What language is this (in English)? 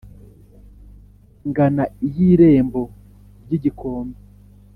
Kinyarwanda